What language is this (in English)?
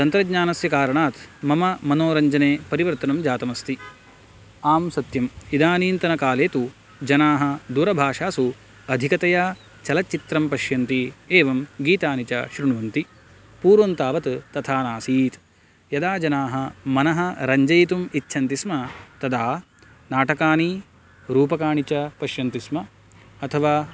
Sanskrit